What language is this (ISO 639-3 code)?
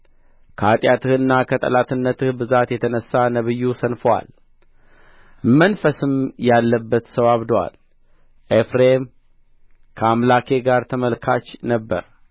amh